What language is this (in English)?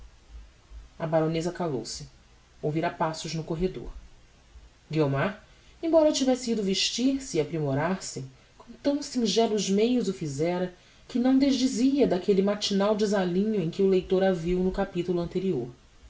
Portuguese